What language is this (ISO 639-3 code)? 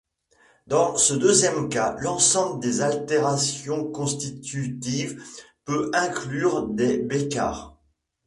fra